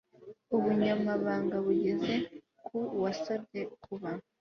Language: Kinyarwanda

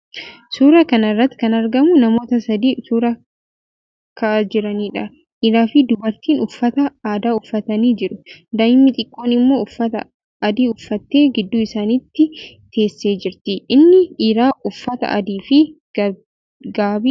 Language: Oromo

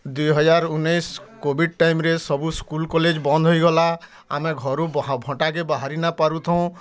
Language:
Odia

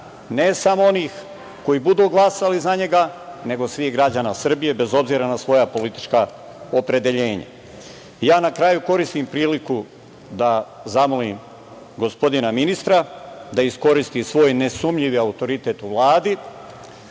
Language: Serbian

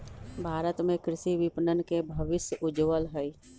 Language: Magahi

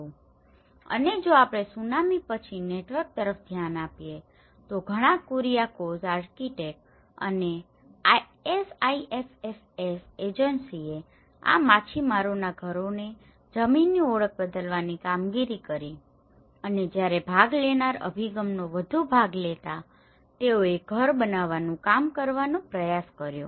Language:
Gujarati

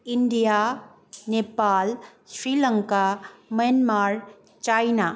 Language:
Nepali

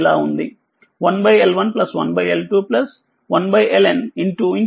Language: Telugu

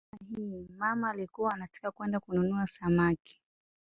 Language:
Swahili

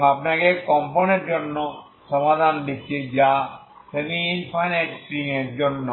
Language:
Bangla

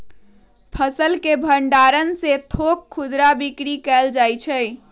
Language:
Magahi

